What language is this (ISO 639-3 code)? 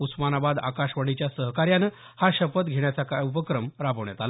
mar